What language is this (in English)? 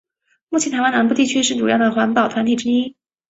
Chinese